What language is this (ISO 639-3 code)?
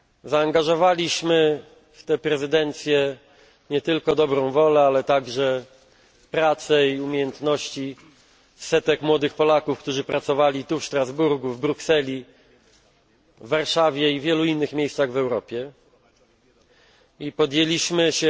pol